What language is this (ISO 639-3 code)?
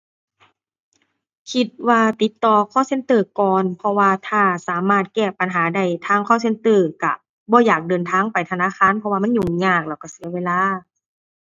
tha